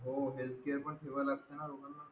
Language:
Marathi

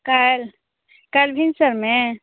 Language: Maithili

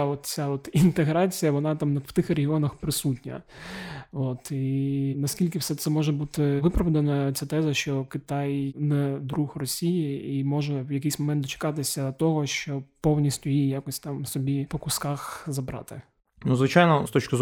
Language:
Ukrainian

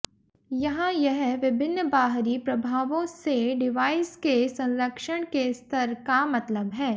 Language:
Hindi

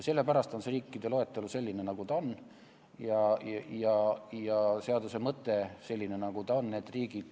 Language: Estonian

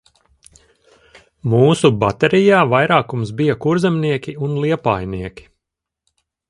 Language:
Latvian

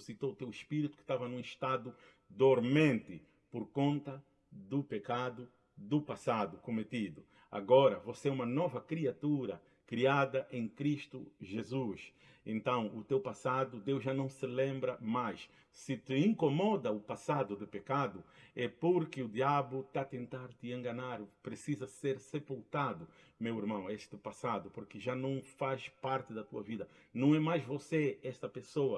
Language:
Portuguese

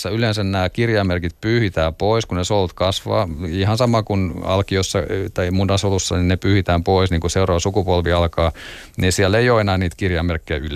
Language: Finnish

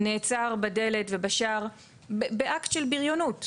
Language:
Hebrew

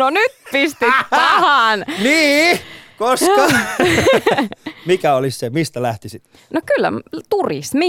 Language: Finnish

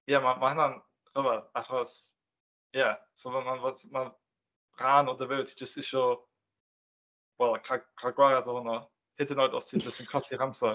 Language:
Welsh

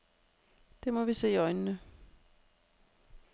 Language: Danish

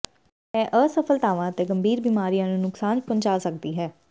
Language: Punjabi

